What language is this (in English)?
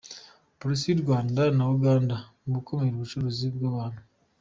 Kinyarwanda